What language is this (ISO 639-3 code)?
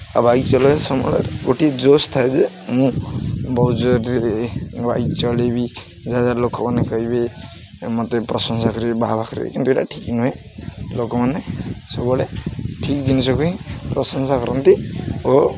ori